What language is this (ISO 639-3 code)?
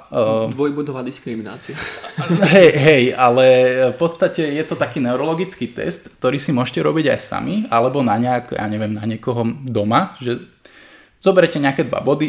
slk